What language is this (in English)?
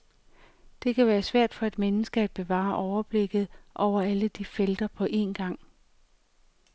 Danish